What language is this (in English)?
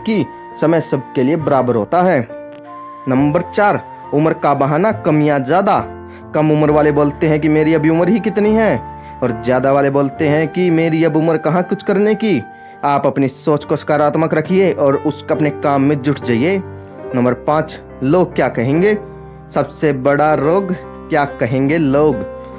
Hindi